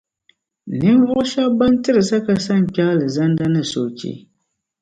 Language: Dagbani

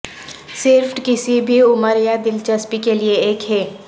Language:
Urdu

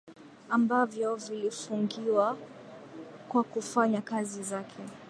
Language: Swahili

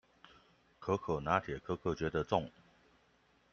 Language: Chinese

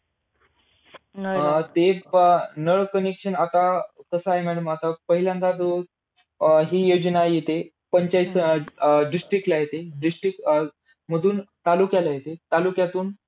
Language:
Marathi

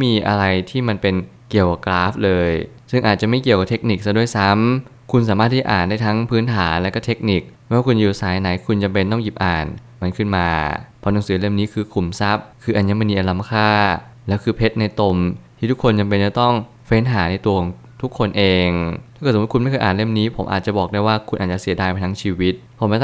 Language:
Thai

